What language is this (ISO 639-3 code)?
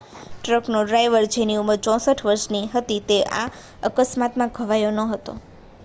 guj